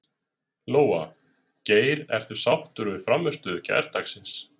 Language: Icelandic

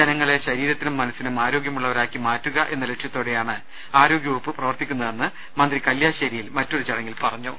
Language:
Malayalam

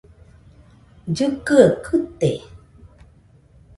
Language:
Nüpode Huitoto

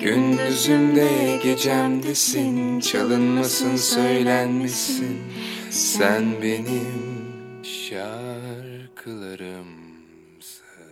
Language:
Turkish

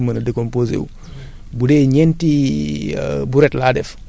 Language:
Wolof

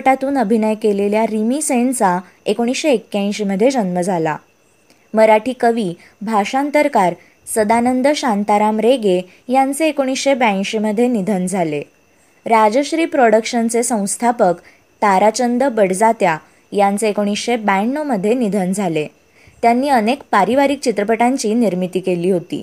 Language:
Marathi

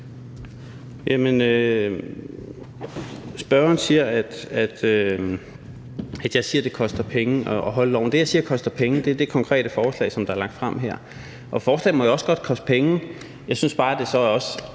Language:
Danish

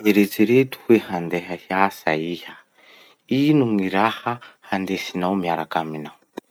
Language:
Masikoro Malagasy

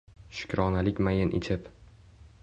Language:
Uzbek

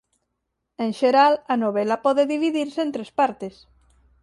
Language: Galician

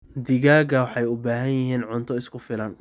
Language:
Somali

